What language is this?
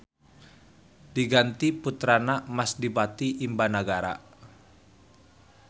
Sundanese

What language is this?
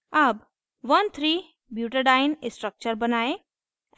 Hindi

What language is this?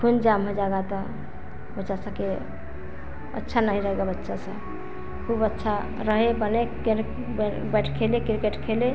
Hindi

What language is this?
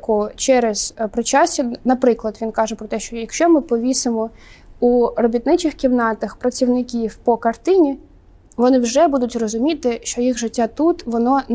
Ukrainian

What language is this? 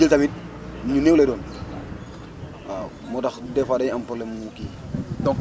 Wolof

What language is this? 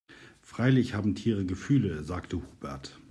German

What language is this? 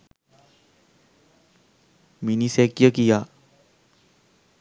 Sinhala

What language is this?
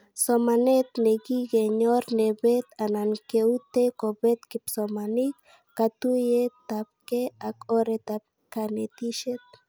Kalenjin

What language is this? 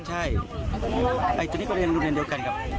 Thai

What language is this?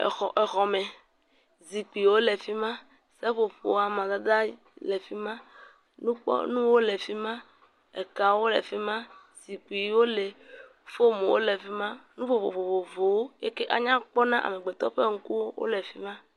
Ewe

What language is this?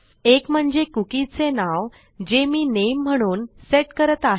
Marathi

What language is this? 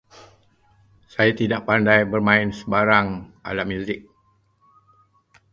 Malay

